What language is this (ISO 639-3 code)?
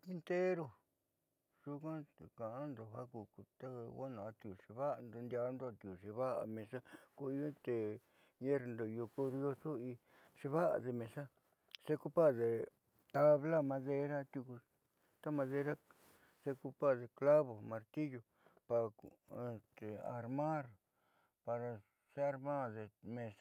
mxy